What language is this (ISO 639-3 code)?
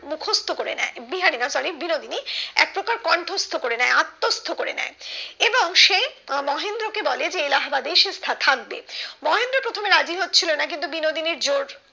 ben